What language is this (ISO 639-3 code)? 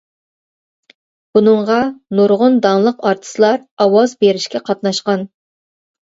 uig